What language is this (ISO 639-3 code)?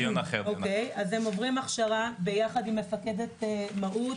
heb